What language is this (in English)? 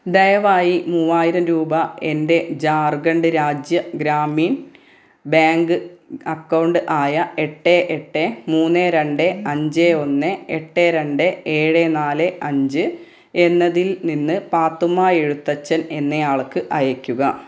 Malayalam